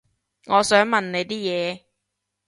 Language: Cantonese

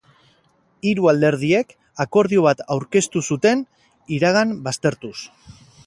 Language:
Basque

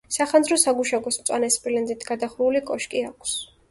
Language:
Georgian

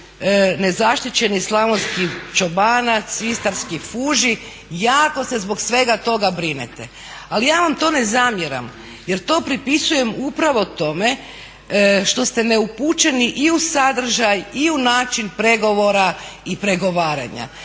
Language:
Croatian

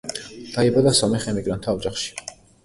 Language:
Georgian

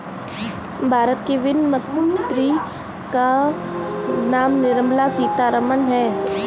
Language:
Hindi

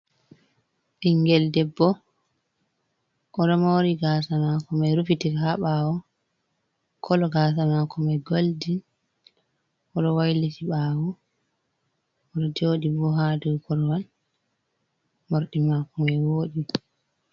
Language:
Fula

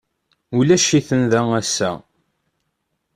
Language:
Kabyle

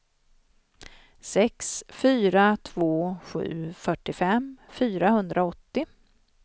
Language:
Swedish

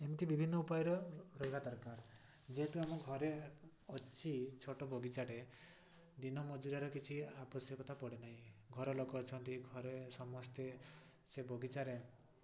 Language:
Odia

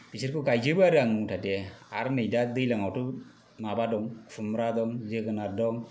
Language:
Bodo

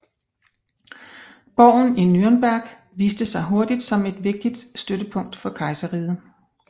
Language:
Danish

